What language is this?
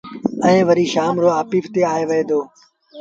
Sindhi Bhil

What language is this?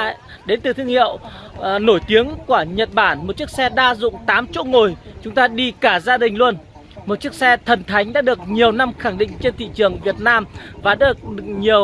Vietnamese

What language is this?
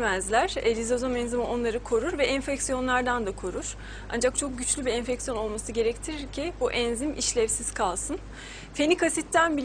Turkish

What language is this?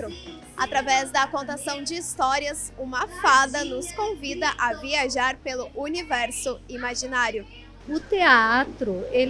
Portuguese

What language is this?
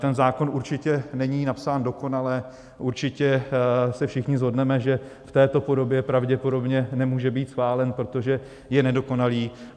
Czech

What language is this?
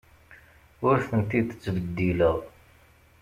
Kabyle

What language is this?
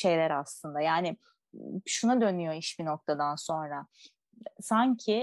Turkish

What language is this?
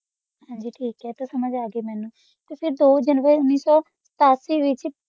Punjabi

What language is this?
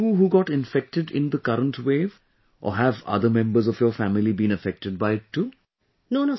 English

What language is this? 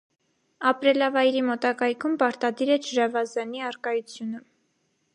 Armenian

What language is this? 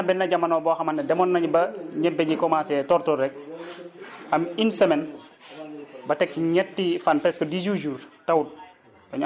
Wolof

